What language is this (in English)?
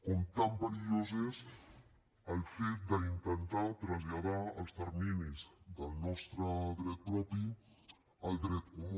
Catalan